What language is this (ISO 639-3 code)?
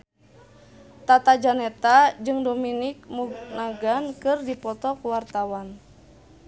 sun